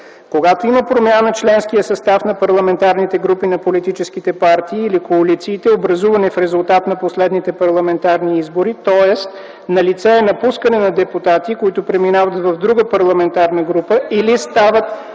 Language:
Bulgarian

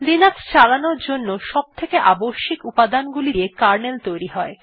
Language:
Bangla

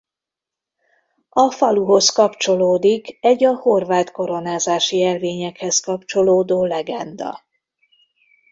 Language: Hungarian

